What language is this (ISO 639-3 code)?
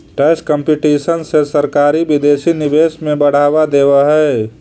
mag